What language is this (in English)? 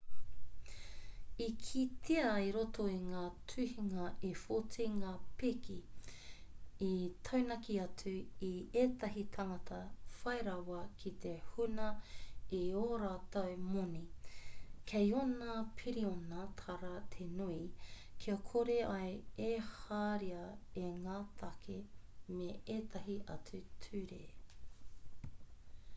Māori